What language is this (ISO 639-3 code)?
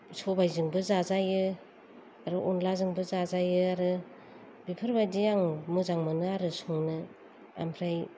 brx